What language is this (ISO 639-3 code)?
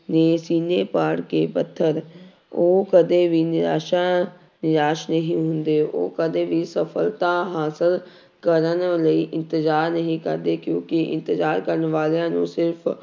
pan